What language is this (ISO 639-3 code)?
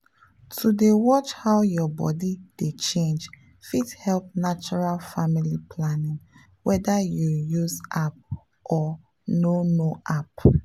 pcm